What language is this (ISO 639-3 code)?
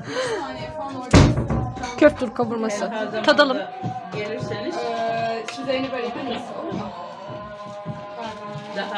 tur